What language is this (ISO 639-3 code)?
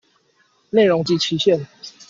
zho